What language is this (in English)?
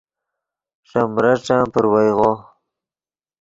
Yidgha